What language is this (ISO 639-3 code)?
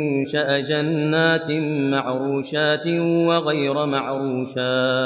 ara